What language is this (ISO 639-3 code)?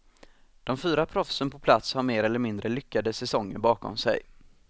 swe